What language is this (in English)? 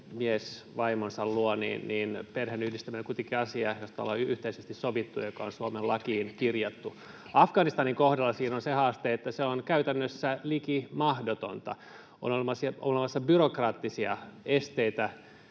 Finnish